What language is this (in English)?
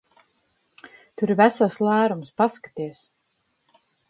Latvian